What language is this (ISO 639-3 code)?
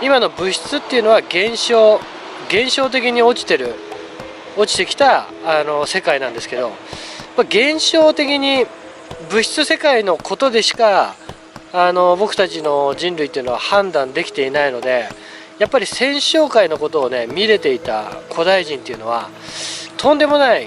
jpn